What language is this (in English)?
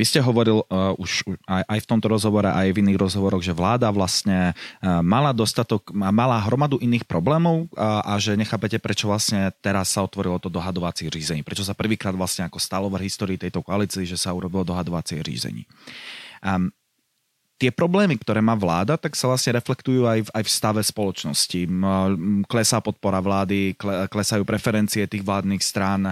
Czech